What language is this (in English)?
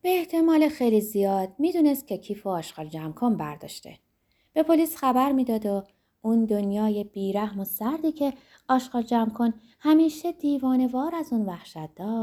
Persian